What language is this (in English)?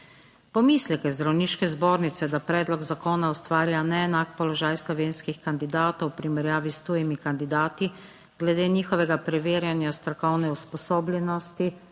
Slovenian